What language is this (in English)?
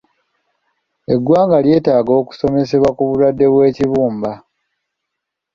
Ganda